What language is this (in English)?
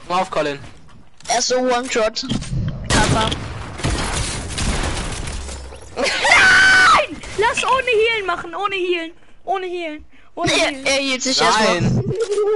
German